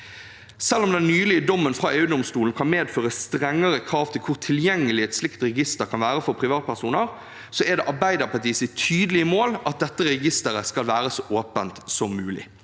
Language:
Norwegian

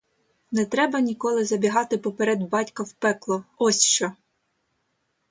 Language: Ukrainian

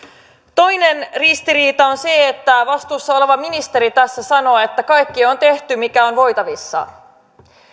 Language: Finnish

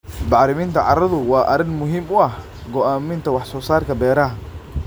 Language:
Somali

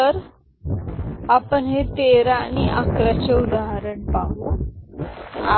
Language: Marathi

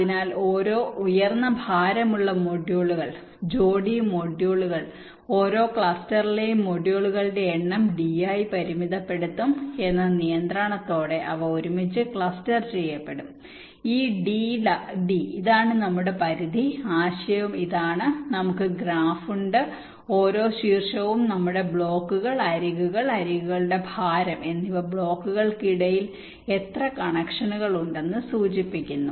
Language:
Malayalam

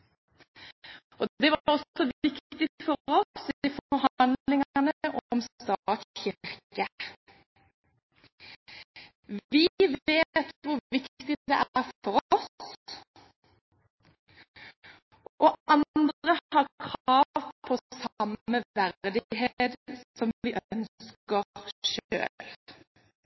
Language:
Norwegian Bokmål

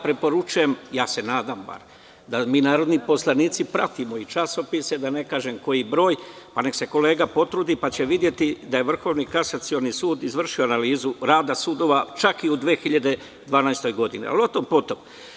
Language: Serbian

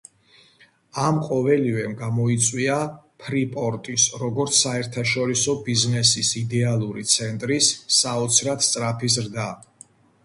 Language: Georgian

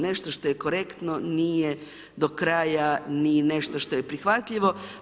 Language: Croatian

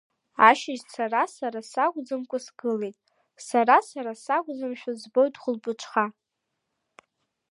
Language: Abkhazian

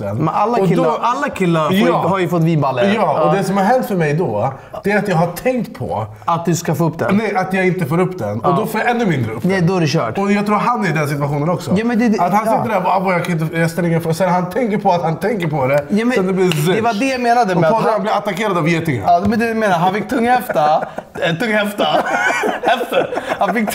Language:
Swedish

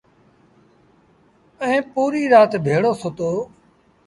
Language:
Sindhi Bhil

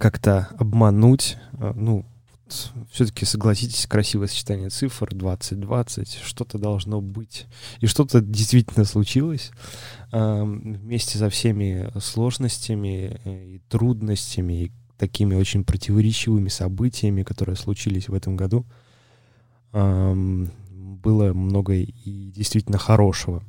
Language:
Russian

